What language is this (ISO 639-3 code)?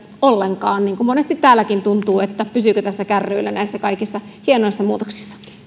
fin